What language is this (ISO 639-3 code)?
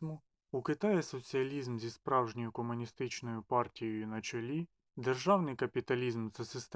ukr